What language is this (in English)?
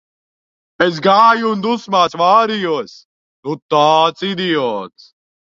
Latvian